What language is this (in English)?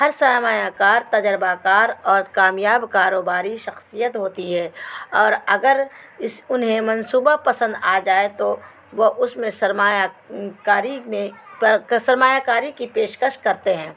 Urdu